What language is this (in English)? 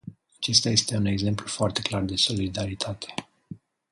Romanian